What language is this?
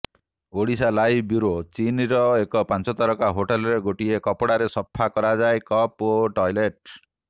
Odia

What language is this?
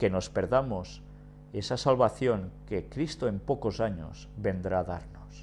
Spanish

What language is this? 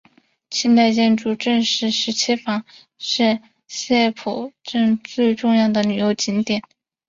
Chinese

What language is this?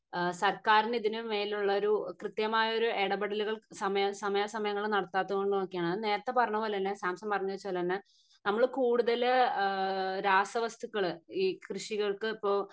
Malayalam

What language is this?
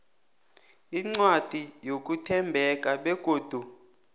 South Ndebele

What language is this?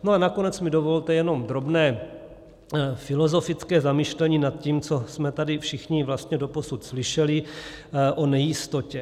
Czech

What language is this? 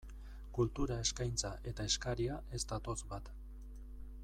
Basque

